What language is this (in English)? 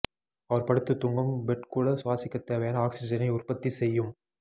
Tamil